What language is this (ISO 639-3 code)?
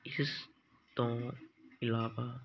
pan